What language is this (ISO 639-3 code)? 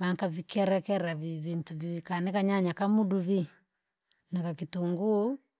lag